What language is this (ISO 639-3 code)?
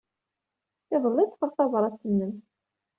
kab